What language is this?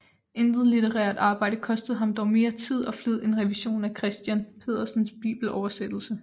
Danish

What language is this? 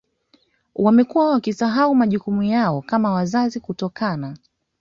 Swahili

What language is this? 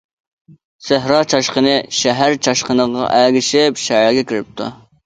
Uyghur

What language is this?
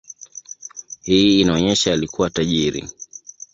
Swahili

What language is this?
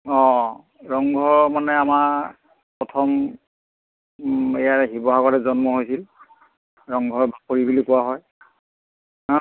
Assamese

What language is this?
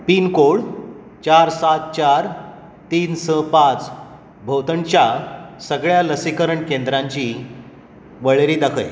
Konkani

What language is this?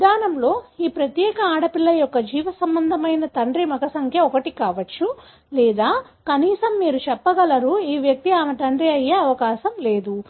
Telugu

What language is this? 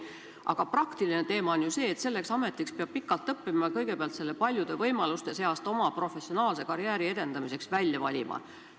Estonian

